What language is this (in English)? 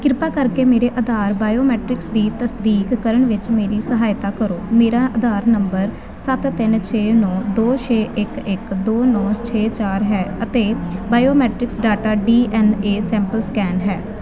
Punjabi